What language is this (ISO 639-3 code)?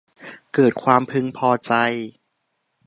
tha